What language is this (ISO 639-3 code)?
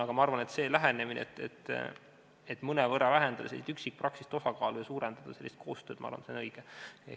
est